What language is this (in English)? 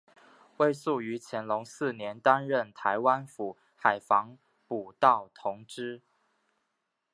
Chinese